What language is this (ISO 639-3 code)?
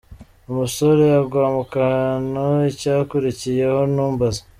kin